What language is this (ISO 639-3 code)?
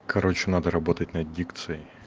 rus